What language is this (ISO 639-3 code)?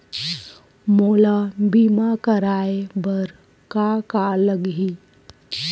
hne